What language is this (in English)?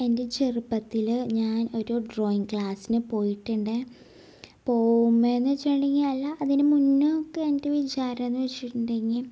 Malayalam